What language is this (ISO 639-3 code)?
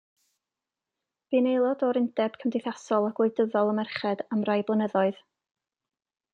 cym